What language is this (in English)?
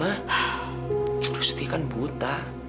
Indonesian